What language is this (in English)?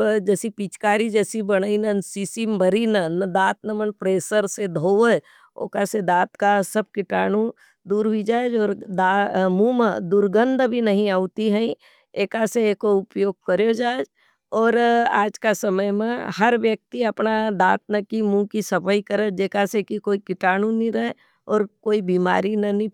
Nimadi